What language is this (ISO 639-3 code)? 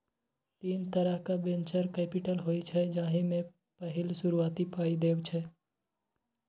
mai